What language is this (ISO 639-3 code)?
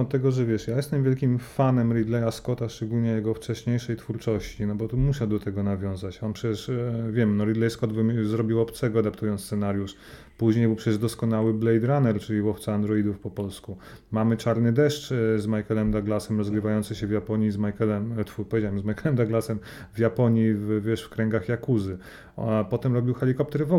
pol